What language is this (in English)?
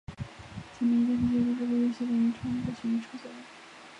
Chinese